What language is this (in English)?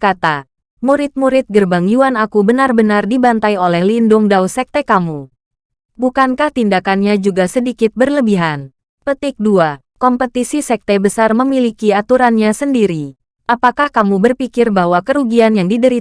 Indonesian